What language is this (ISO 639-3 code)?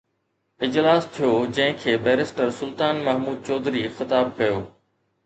snd